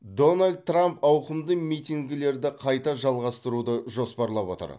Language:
Kazakh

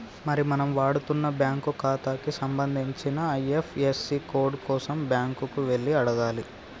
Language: Telugu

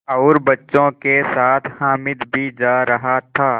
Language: Hindi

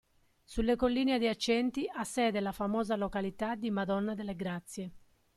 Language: Italian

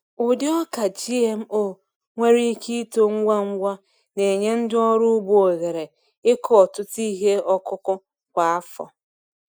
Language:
Igbo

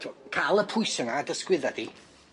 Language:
Welsh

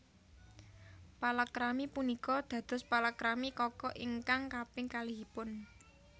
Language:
Javanese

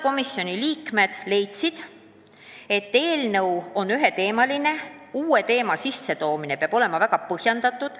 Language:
Estonian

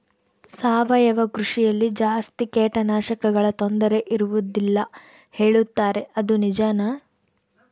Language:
Kannada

